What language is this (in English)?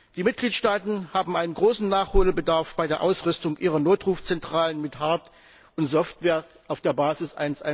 German